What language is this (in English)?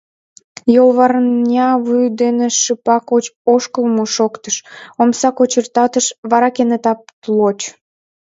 Mari